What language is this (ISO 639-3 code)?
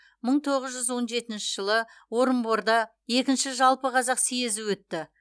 kaz